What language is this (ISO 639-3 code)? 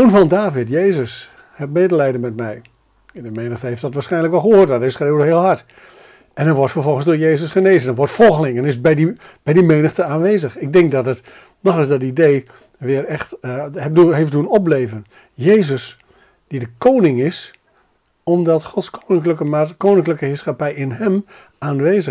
nld